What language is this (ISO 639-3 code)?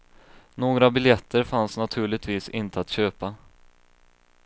swe